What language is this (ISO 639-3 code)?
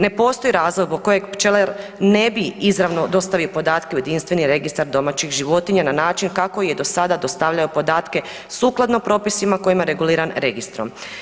hrv